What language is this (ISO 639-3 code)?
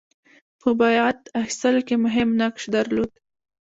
pus